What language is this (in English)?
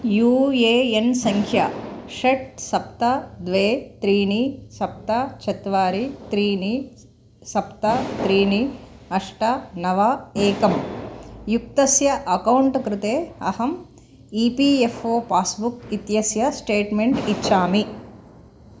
Sanskrit